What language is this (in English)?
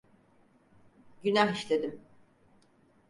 Turkish